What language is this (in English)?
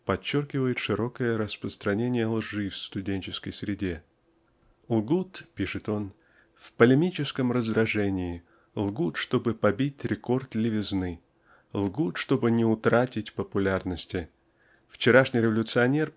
Russian